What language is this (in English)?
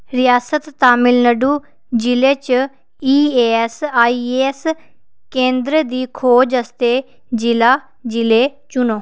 Dogri